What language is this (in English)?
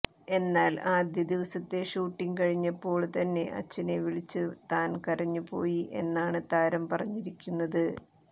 Malayalam